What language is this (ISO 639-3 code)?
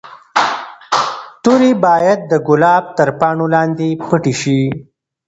pus